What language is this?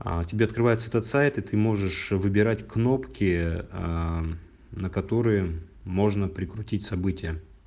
Russian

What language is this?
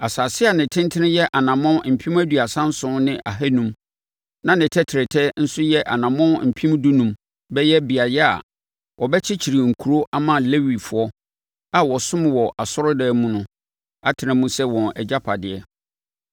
Akan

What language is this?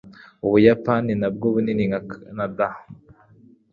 Kinyarwanda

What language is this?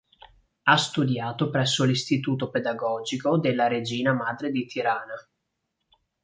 Italian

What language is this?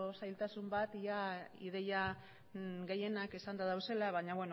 Basque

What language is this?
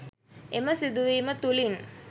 Sinhala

